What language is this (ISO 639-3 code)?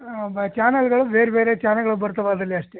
kan